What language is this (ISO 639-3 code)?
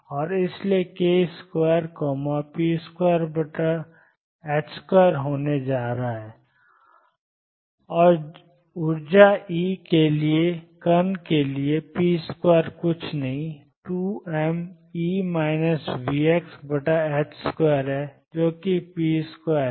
hin